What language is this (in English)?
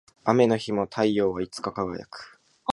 Japanese